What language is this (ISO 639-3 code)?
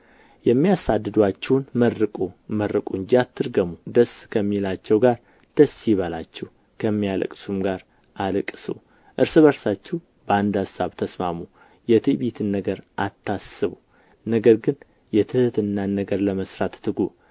amh